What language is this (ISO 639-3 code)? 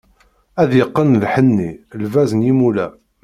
kab